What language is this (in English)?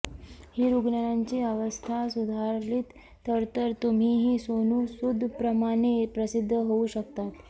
Marathi